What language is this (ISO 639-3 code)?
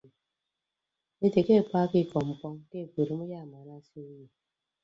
ibb